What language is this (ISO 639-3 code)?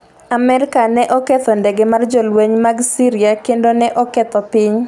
luo